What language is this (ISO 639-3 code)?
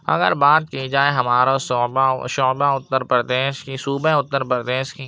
urd